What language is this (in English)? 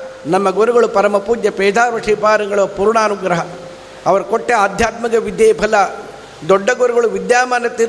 Kannada